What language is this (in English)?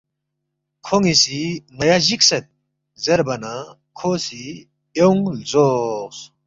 Balti